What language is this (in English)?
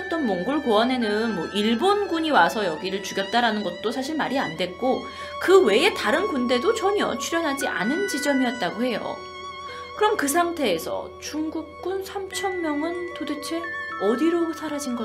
Korean